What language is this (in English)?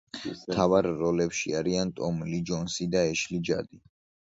Georgian